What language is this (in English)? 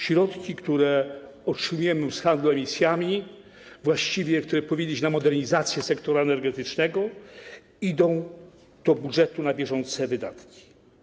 Polish